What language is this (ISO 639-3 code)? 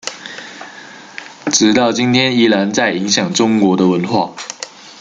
zho